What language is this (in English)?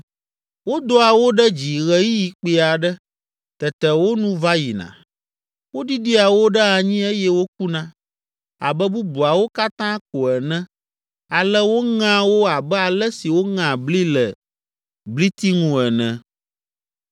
Ewe